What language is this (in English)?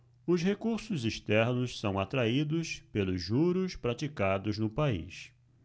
Portuguese